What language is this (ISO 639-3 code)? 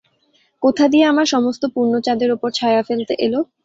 ben